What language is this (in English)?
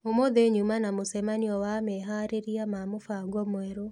Kikuyu